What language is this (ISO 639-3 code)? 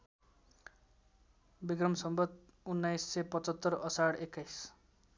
nep